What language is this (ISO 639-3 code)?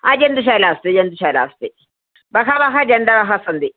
san